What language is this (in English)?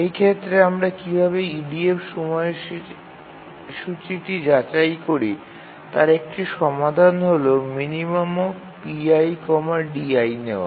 Bangla